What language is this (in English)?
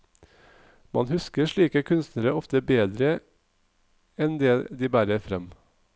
Norwegian